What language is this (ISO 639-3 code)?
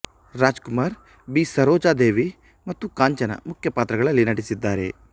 kan